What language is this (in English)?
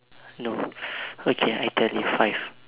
English